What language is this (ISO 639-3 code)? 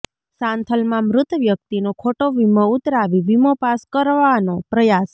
guj